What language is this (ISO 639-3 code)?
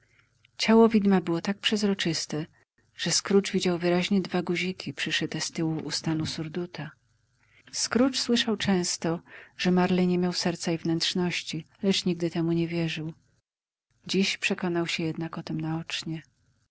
pol